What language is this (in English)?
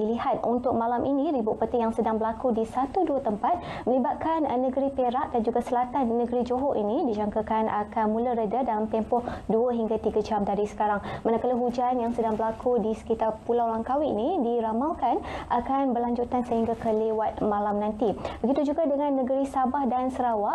Malay